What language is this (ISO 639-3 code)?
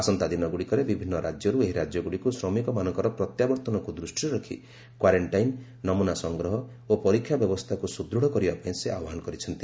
ori